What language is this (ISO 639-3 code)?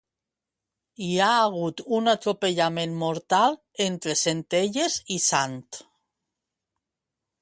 cat